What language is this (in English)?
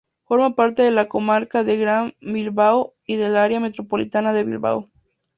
Spanish